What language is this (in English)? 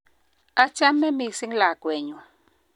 Kalenjin